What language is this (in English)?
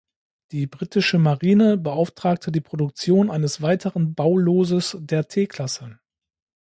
German